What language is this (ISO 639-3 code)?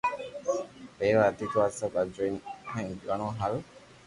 lrk